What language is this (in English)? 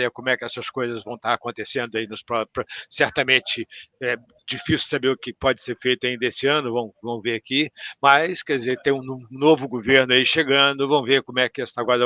Portuguese